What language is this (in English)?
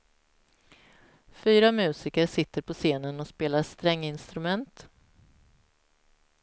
Swedish